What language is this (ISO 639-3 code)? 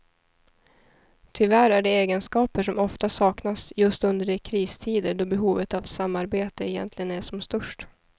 swe